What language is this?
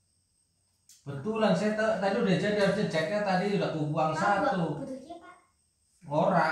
Indonesian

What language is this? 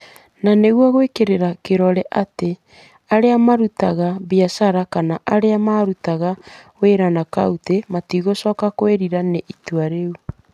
Kikuyu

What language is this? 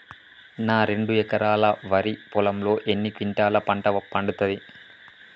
Telugu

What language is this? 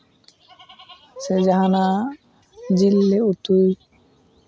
Santali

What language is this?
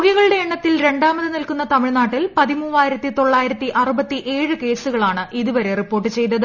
Malayalam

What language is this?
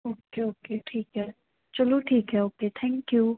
Punjabi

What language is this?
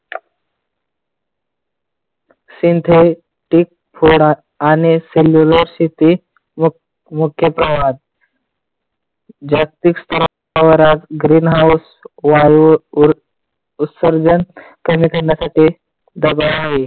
Marathi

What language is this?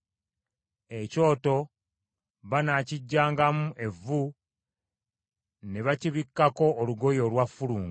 Ganda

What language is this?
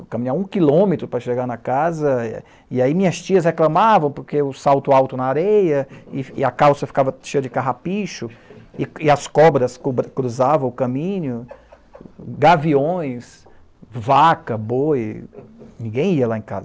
Portuguese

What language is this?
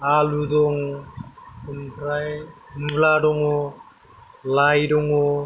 Bodo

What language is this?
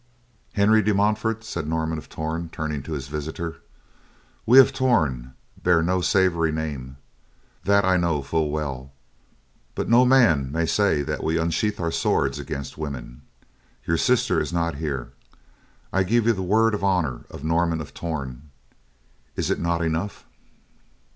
English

